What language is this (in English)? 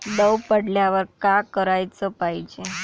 Marathi